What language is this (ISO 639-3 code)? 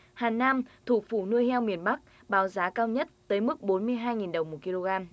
vie